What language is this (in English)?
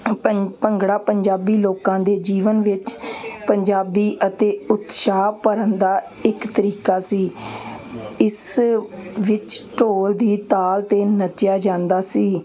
Punjabi